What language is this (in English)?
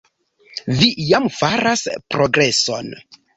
Esperanto